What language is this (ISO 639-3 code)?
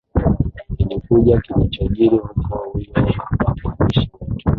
swa